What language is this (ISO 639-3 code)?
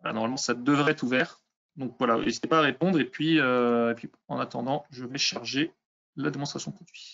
fra